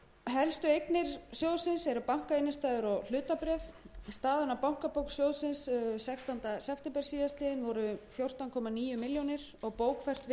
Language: Icelandic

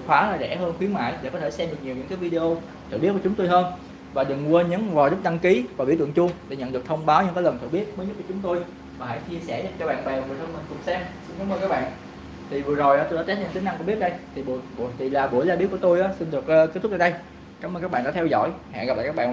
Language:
Vietnamese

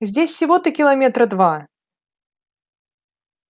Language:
Russian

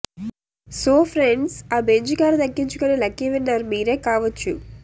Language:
Telugu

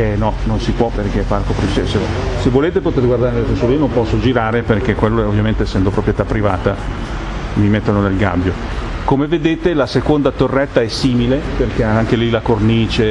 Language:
Italian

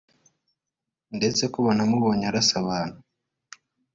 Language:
Kinyarwanda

